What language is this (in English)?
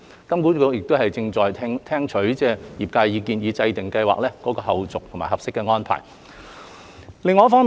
Cantonese